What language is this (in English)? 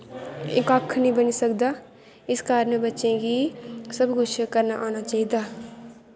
Dogri